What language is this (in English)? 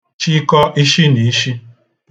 Igbo